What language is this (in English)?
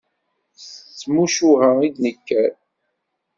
Kabyle